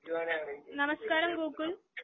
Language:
Malayalam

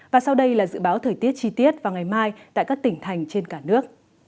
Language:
Vietnamese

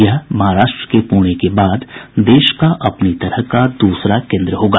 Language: Hindi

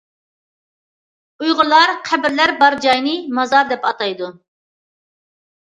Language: Uyghur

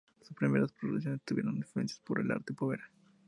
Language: Spanish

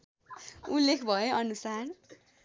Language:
Nepali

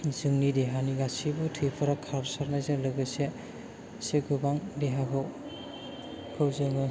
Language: Bodo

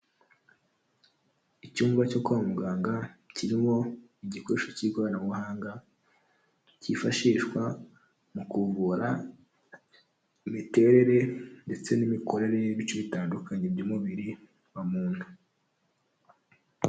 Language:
Kinyarwanda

